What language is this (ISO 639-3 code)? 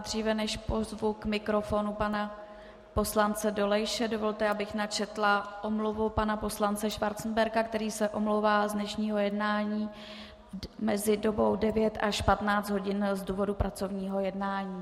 ces